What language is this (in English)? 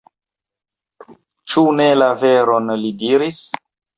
Esperanto